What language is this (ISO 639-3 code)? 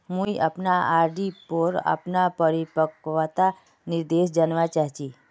mag